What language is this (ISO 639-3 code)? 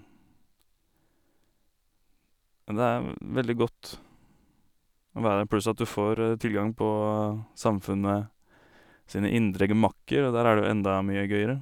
nor